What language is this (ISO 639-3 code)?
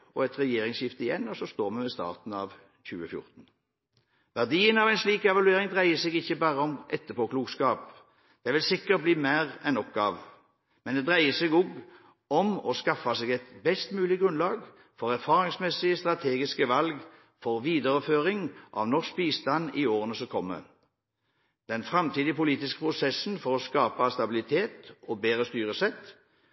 nob